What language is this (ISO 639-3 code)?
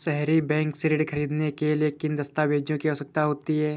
hin